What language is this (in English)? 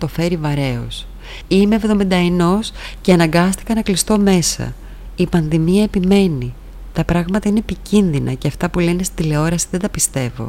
Greek